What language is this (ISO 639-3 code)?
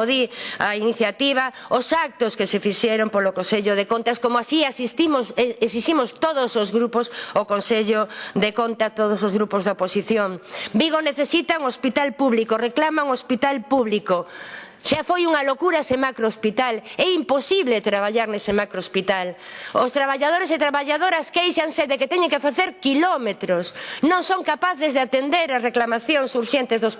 spa